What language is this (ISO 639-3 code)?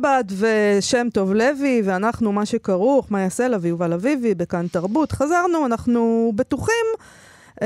heb